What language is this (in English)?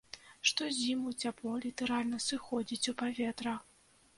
Belarusian